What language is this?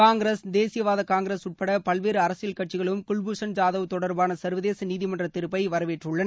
Tamil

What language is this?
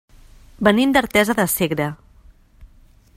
Catalan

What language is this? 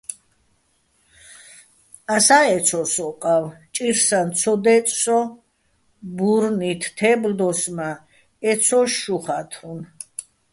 Bats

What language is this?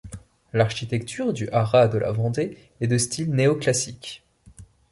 French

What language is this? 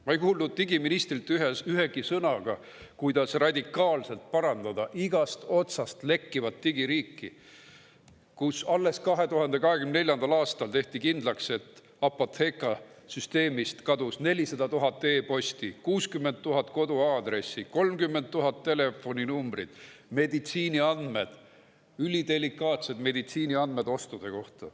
Estonian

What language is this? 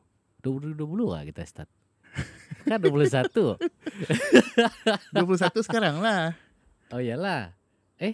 Malay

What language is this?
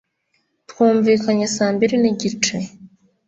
Kinyarwanda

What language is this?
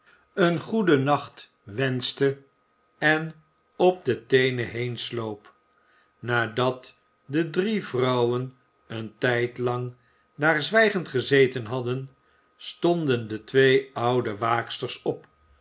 Dutch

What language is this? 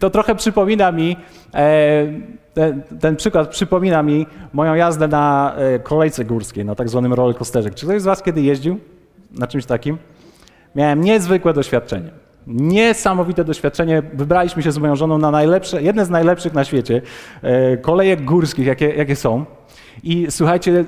Polish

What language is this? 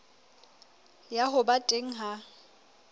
Southern Sotho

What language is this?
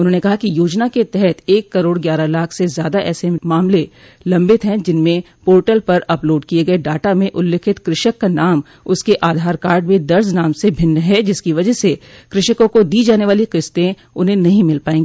Hindi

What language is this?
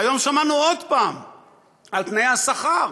Hebrew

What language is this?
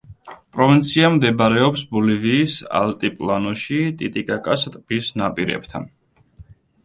Georgian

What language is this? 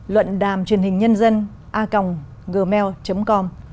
Vietnamese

